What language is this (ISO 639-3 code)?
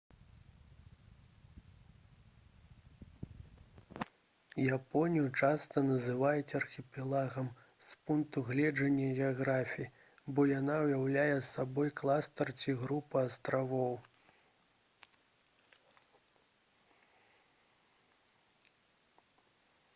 bel